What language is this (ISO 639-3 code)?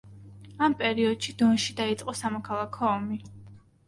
kat